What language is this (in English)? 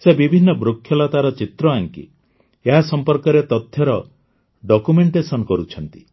Odia